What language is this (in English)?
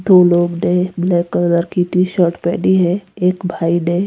Hindi